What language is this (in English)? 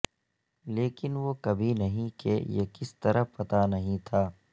Urdu